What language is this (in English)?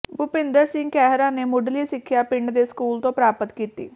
Punjabi